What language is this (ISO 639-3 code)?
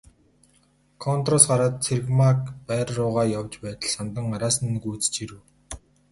mon